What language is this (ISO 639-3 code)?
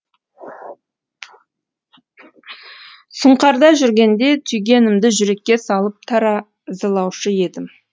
kaz